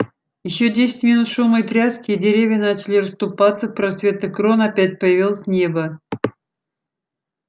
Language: Russian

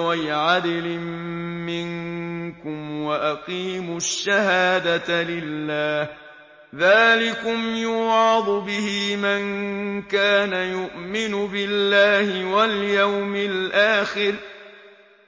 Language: Arabic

